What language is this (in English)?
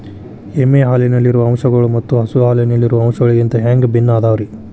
Kannada